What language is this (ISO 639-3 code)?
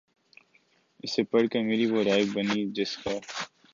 urd